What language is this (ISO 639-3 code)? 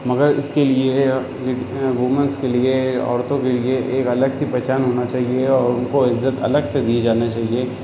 urd